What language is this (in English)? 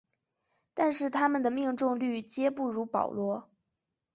Chinese